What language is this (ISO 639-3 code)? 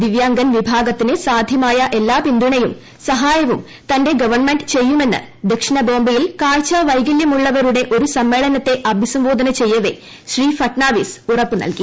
mal